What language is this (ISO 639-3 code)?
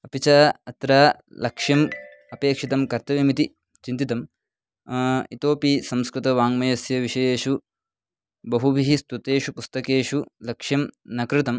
san